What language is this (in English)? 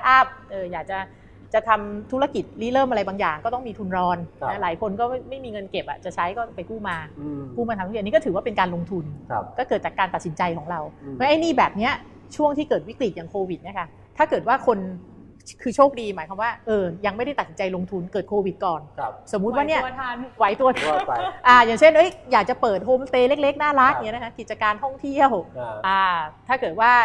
Thai